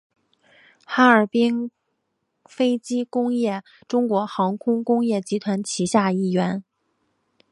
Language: Chinese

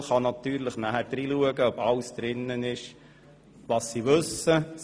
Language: Swiss German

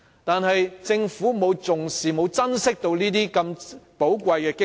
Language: Cantonese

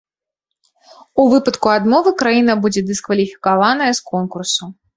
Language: Belarusian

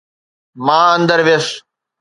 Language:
Sindhi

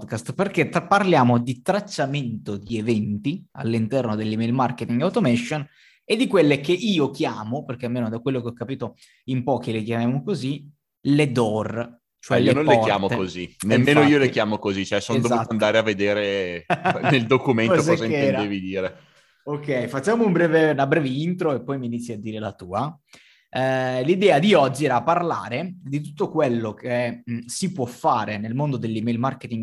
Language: Italian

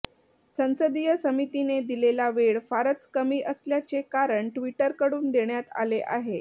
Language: Marathi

